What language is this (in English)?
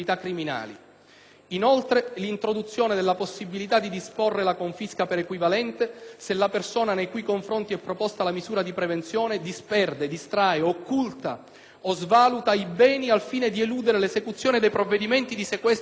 Italian